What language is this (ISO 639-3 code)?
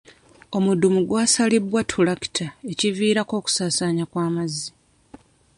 lug